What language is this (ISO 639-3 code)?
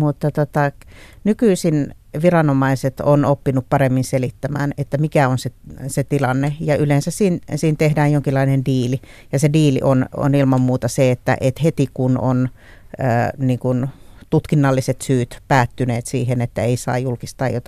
fin